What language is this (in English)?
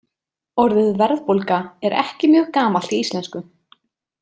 Icelandic